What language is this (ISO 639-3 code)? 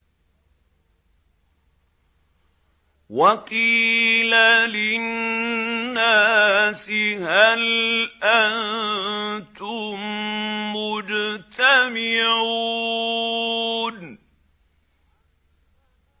ara